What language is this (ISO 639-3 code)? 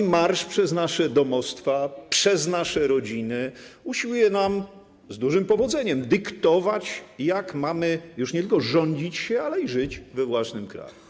pol